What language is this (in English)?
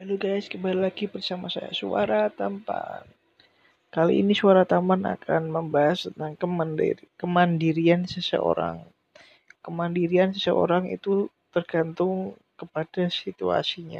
Indonesian